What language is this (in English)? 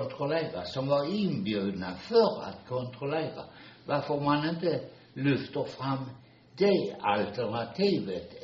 Swedish